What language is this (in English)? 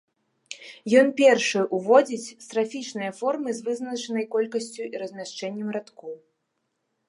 Belarusian